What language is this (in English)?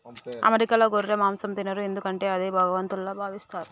Telugu